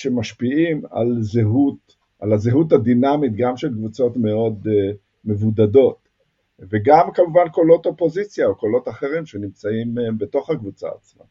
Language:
Hebrew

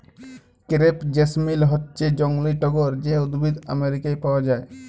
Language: Bangla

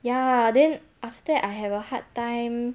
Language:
English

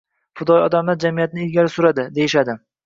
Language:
Uzbek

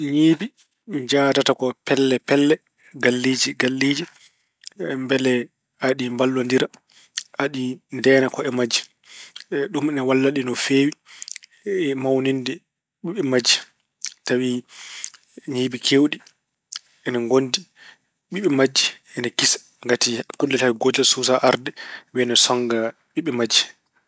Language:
Fula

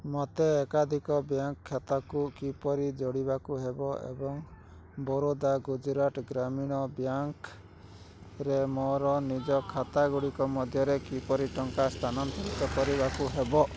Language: Odia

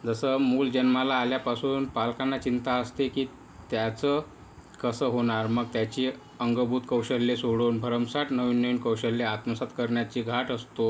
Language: Marathi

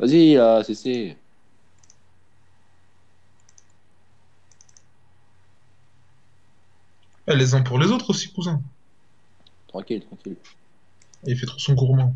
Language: French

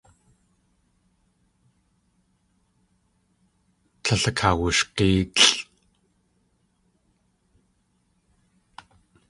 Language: Tlingit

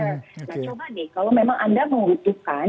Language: Indonesian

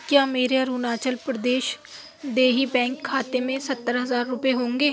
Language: Urdu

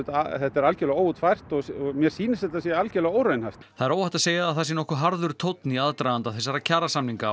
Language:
Icelandic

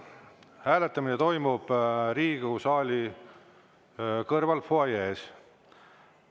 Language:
Estonian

